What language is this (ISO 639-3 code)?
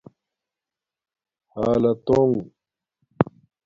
dmk